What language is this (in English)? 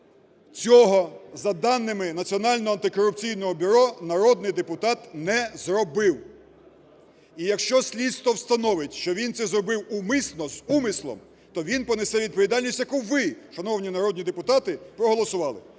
Ukrainian